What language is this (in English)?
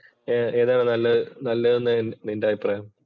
Malayalam